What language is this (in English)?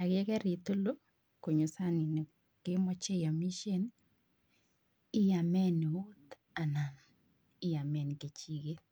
Kalenjin